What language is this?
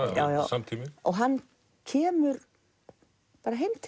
Icelandic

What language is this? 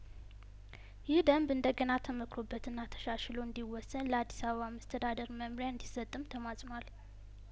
Amharic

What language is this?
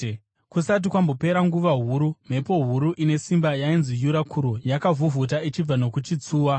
Shona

